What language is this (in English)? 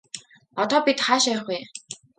Mongolian